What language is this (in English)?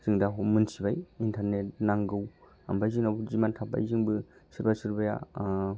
Bodo